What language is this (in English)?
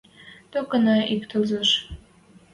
Western Mari